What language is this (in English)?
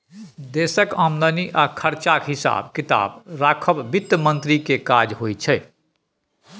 Maithili